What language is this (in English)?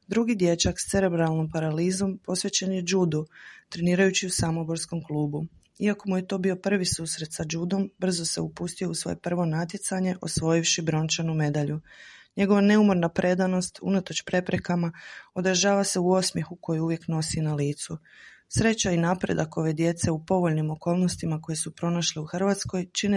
Croatian